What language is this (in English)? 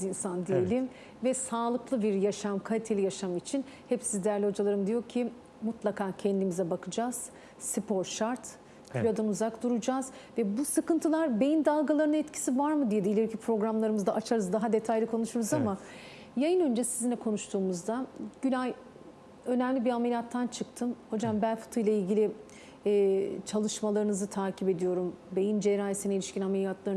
Turkish